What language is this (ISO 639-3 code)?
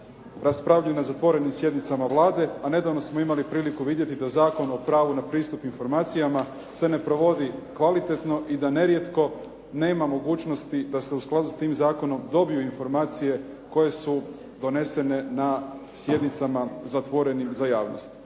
hrv